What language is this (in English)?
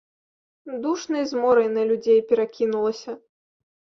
Belarusian